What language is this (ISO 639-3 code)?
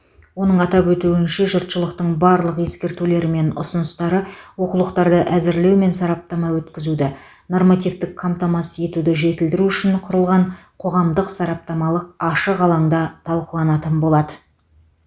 kaz